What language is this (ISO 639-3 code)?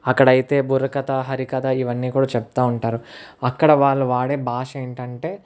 tel